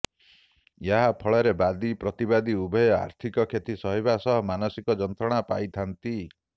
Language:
Odia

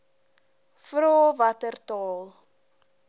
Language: Afrikaans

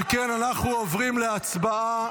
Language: Hebrew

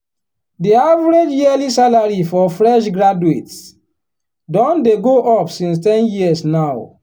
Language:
Nigerian Pidgin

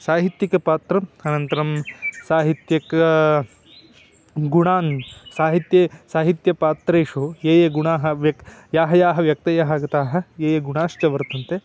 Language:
Sanskrit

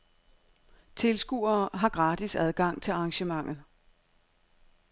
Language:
Danish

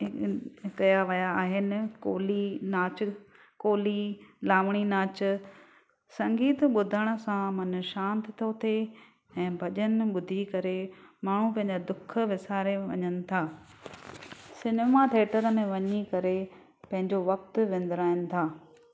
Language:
Sindhi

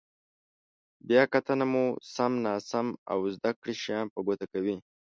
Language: Pashto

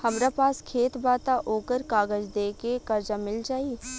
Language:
Bhojpuri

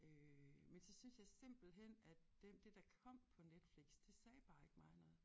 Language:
Danish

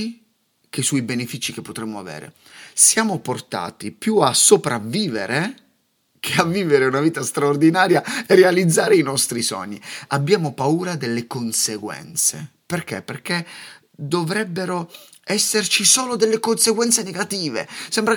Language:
Italian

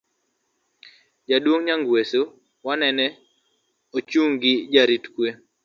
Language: Luo (Kenya and Tanzania)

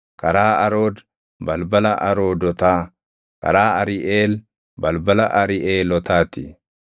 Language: Oromo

